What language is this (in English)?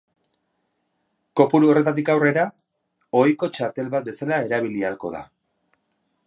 Basque